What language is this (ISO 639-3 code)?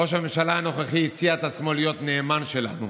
heb